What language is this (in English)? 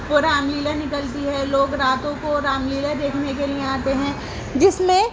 Urdu